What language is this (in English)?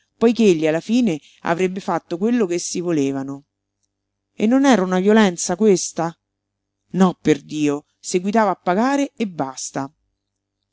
Italian